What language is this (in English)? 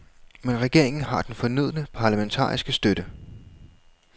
Danish